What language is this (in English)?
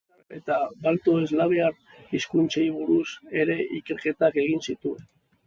Basque